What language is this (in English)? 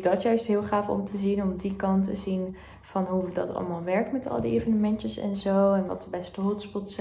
Dutch